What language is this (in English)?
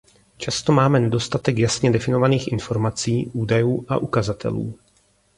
Czech